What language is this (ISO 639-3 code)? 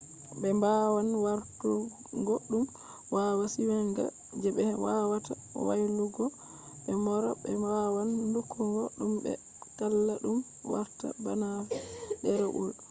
ful